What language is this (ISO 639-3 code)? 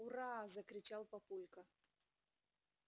rus